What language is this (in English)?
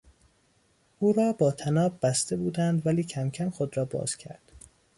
Persian